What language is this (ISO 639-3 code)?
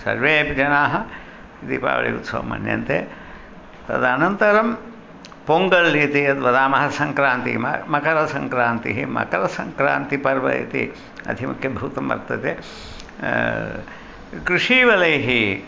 san